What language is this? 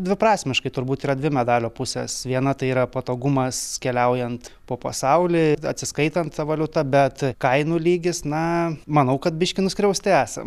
Lithuanian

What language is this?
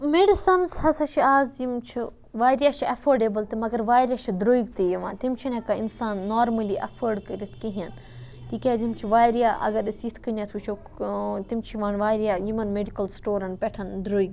Kashmiri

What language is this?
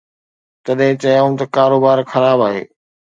Sindhi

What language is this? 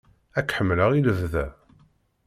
Kabyle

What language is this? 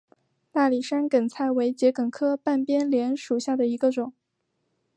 Chinese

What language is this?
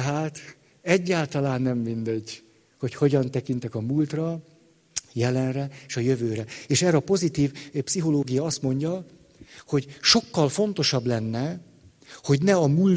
Hungarian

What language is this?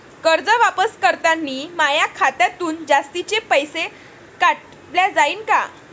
Marathi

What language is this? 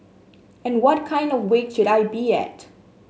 English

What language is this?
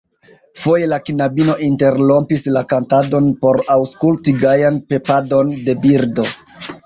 Esperanto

